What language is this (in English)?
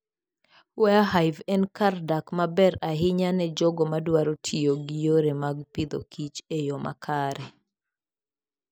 Luo (Kenya and Tanzania)